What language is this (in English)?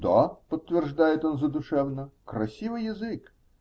Russian